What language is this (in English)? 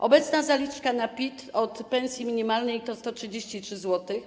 Polish